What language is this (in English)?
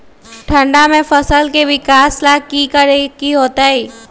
Magahi